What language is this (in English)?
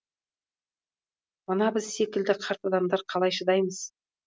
Kazakh